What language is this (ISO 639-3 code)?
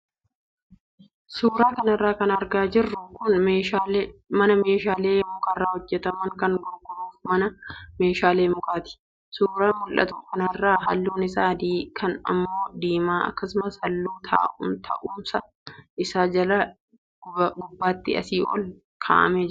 orm